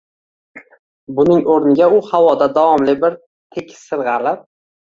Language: Uzbek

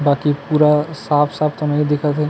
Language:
Chhattisgarhi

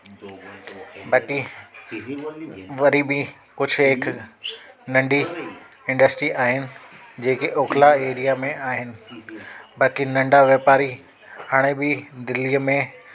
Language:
Sindhi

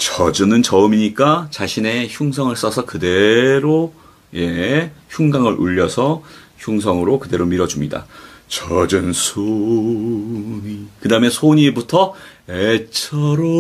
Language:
Korean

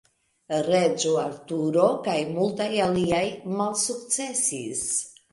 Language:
Esperanto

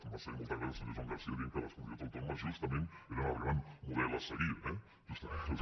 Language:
Catalan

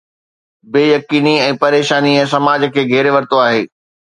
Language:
Sindhi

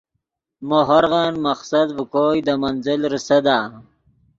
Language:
Yidgha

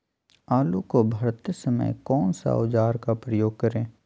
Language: Magahi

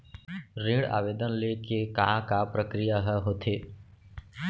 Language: Chhattisgarhi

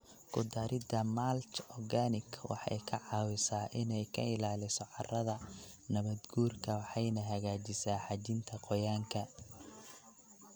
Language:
Somali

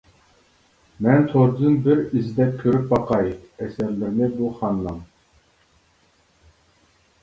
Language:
Uyghur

